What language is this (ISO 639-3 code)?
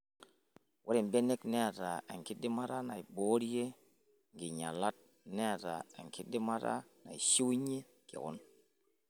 mas